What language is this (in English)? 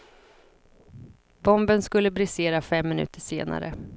Swedish